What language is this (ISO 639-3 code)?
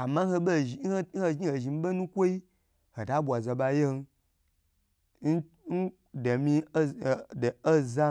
gbr